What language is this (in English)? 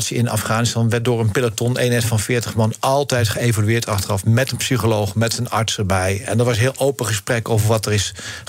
Dutch